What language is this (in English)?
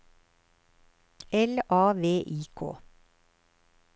Norwegian